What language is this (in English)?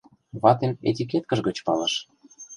Mari